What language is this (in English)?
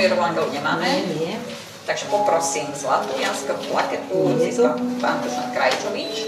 Slovak